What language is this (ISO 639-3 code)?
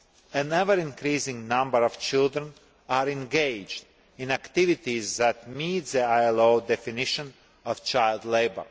eng